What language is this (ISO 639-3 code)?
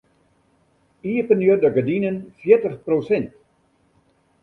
fry